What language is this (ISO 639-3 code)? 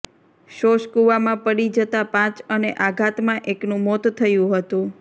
guj